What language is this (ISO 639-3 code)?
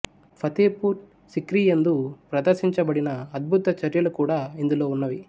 tel